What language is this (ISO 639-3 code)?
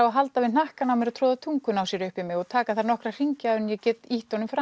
isl